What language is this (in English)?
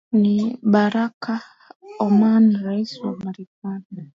Swahili